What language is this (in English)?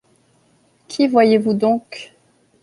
French